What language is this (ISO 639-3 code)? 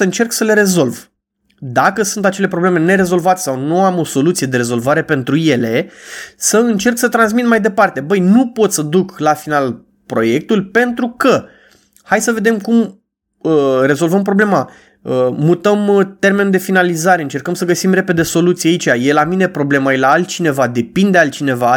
ron